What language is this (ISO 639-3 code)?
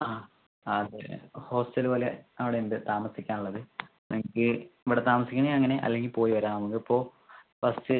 mal